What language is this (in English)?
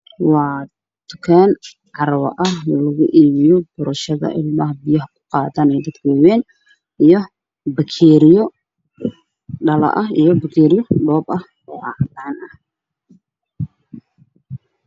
Somali